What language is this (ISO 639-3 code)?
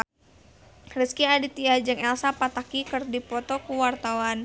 sun